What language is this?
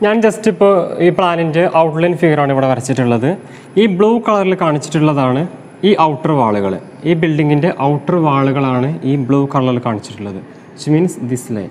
Malayalam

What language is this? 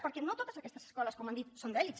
Catalan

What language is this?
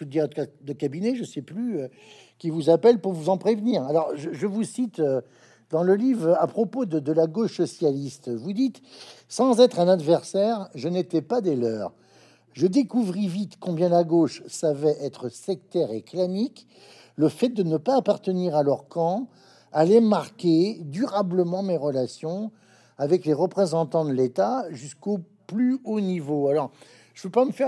French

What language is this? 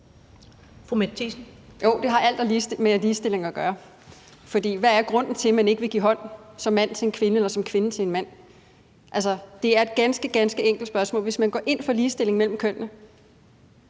Danish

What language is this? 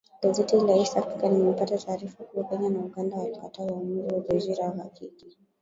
Swahili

